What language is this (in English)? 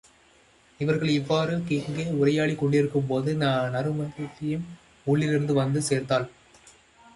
Tamil